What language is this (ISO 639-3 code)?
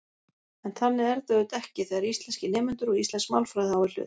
isl